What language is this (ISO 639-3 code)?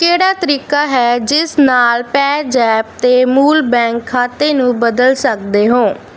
pan